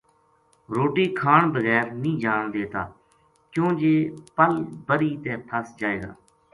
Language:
Gujari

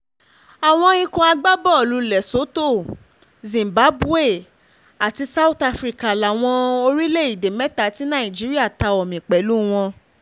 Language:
Yoruba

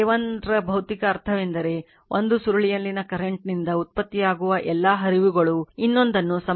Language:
Kannada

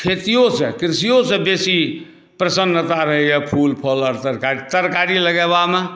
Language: Maithili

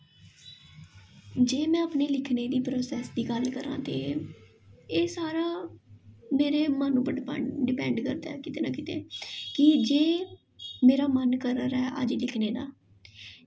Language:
Dogri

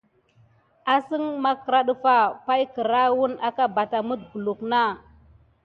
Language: Gidar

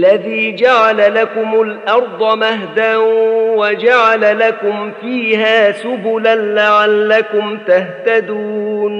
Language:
Arabic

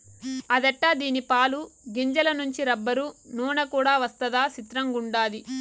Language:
Telugu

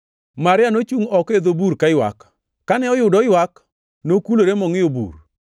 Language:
Luo (Kenya and Tanzania)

